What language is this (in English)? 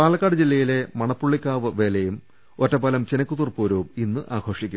Malayalam